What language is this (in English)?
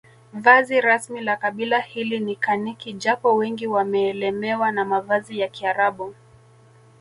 Swahili